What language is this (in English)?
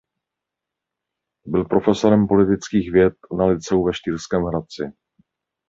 Czech